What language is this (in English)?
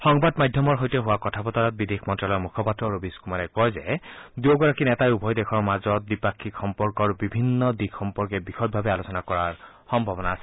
Assamese